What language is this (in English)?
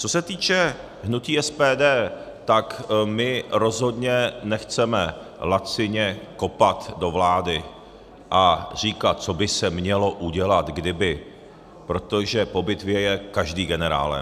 Czech